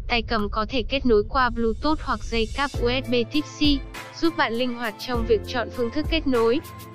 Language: Vietnamese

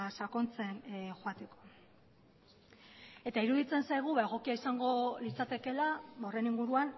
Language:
Basque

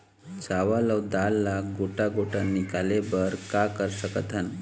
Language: Chhattisgarhi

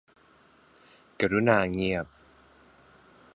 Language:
Thai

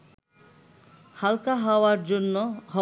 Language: Bangla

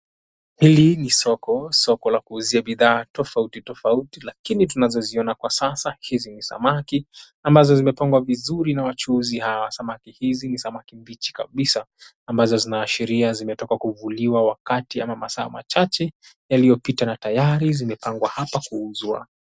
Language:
Swahili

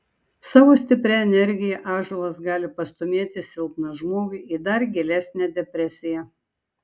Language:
Lithuanian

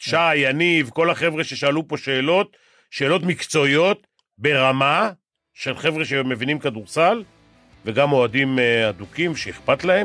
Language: Hebrew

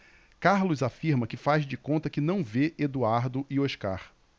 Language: Portuguese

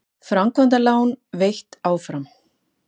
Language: Icelandic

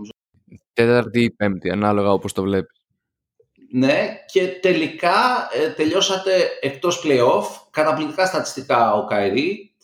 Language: Greek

